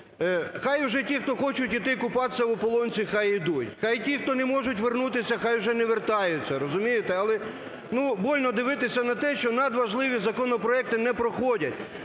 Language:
Ukrainian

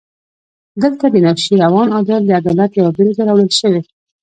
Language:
Pashto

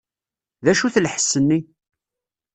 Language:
Kabyle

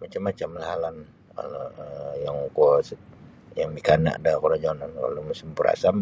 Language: Sabah Bisaya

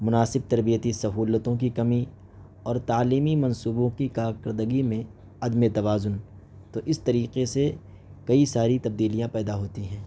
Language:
Urdu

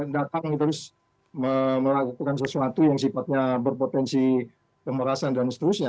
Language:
Indonesian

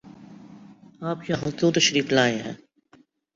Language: Urdu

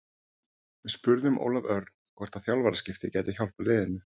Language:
Icelandic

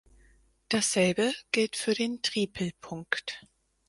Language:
German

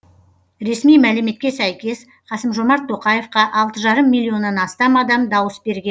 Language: Kazakh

